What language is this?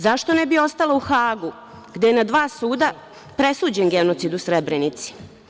Serbian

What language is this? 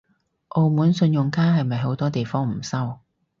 Cantonese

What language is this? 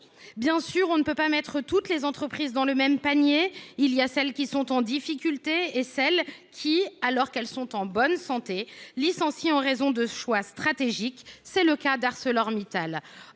French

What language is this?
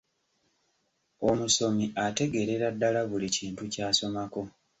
Ganda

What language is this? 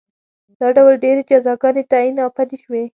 Pashto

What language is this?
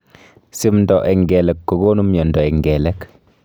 Kalenjin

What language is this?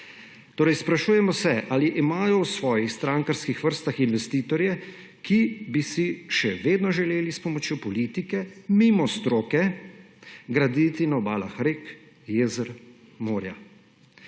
Slovenian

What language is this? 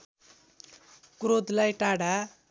Nepali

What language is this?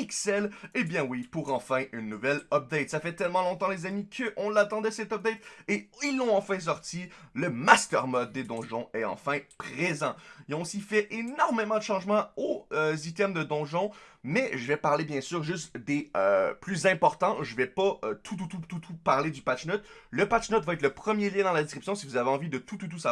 French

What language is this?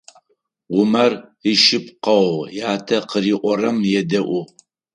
Adyghe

